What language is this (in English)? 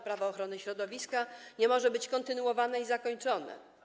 Polish